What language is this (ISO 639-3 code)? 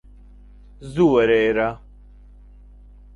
ckb